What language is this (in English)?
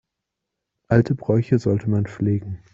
German